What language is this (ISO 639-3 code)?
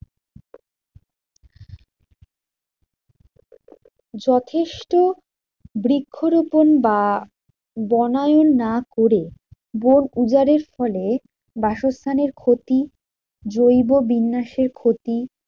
ben